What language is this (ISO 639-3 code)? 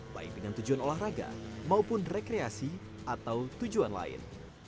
ind